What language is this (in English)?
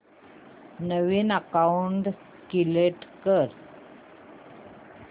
Marathi